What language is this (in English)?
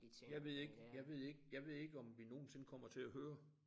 Danish